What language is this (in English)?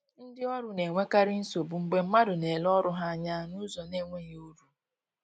Igbo